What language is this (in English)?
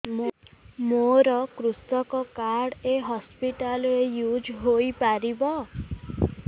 Odia